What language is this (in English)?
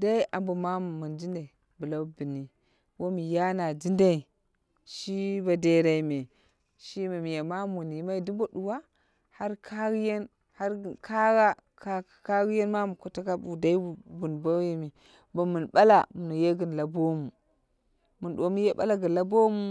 Dera (Nigeria)